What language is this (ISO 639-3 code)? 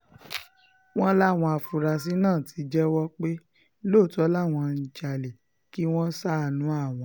yor